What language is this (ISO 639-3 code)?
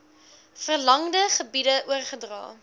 afr